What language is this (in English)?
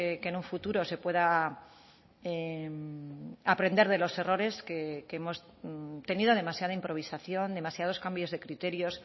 Spanish